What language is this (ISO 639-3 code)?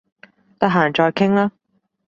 yue